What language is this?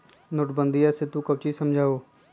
Magahi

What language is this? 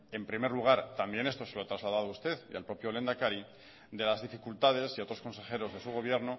Spanish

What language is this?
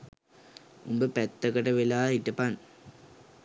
Sinhala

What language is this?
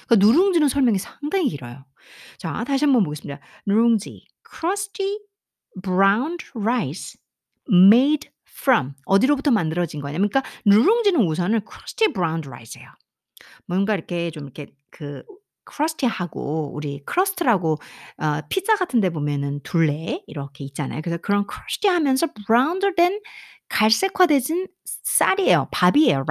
Korean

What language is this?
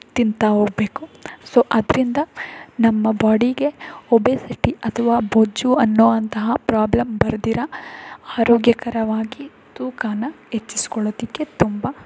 Kannada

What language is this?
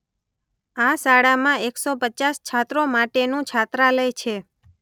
Gujarati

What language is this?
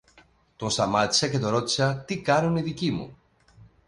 Greek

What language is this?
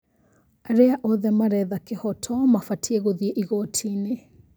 Kikuyu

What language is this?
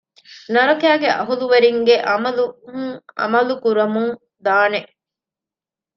Divehi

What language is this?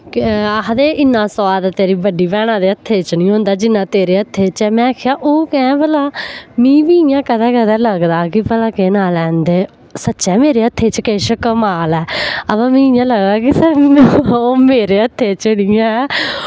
Dogri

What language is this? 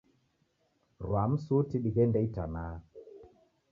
Taita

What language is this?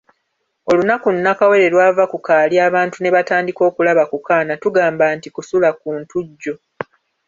Ganda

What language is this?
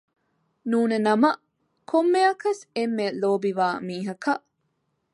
Divehi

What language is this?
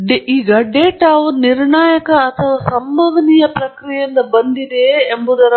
Kannada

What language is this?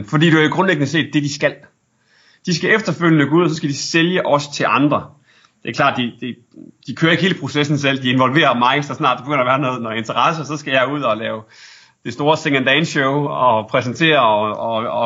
Danish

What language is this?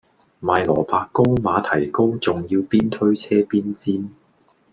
Cantonese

